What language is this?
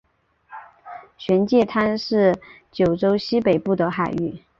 Chinese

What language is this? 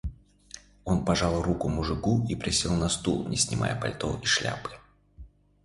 Russian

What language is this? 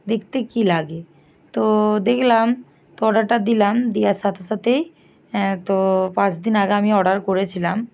Bangla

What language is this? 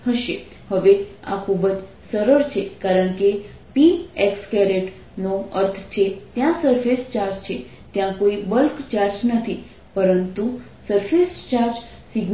Gujarati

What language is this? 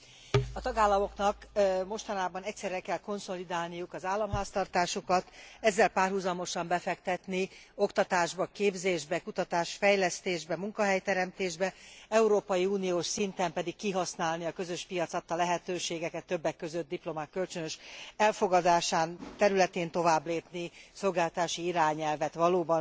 Hungarian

